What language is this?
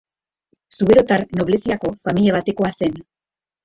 Basque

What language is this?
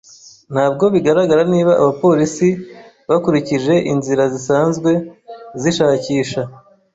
Kinyarwanda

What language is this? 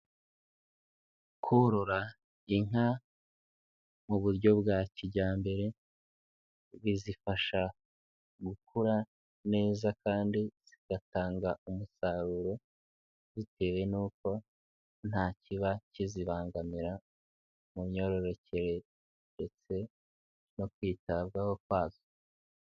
Kinyarwanda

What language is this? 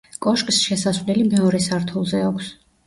Georgian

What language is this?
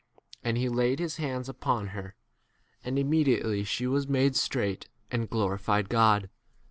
English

